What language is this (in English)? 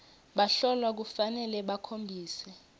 Swati